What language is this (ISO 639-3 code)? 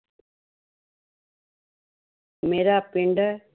pan